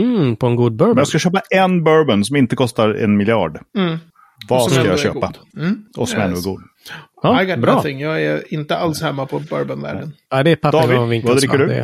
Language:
Swedish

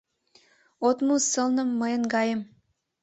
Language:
Mari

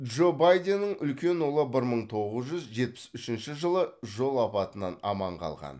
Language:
Kazakh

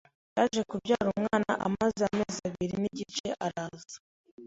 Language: Kinyarwanda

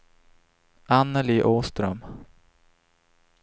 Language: Swedish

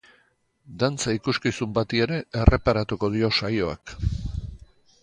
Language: Basque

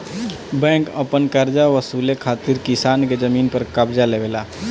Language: Bhojpuri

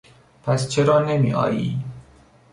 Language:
Persian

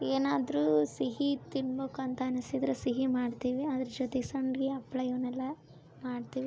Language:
Kannada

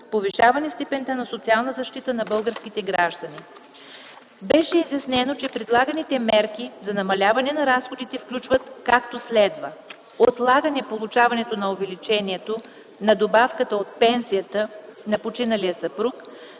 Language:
Bulgarian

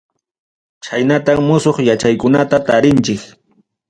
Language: Ayacucho Quechua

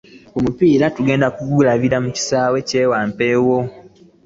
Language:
Ganda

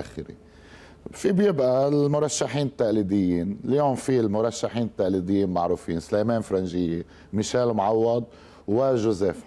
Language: Arabic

